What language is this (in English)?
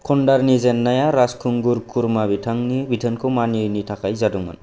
Bodo